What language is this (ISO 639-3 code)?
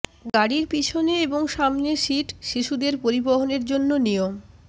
ben